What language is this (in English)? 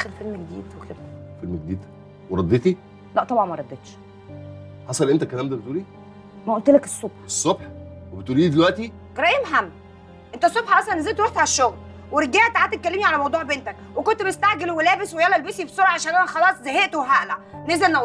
Arabic